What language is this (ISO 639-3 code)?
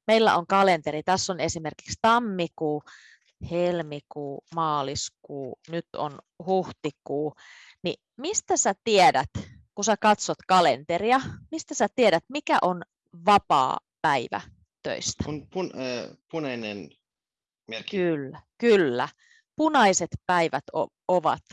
fin